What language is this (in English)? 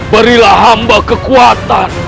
Indonesian